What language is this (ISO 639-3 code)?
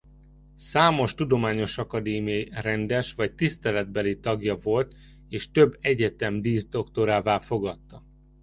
hun